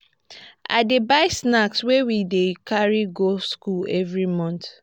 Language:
Nigerian Pidgin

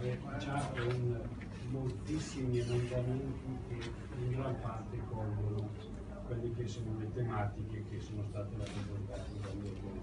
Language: Italian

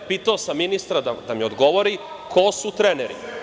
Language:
Serbian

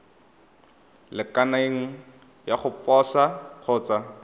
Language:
Tswana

